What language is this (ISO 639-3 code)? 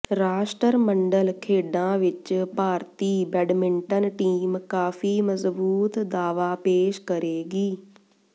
pan